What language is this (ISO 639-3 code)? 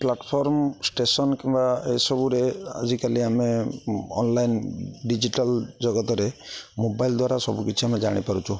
ori